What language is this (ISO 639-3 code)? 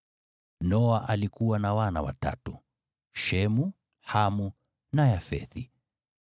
swa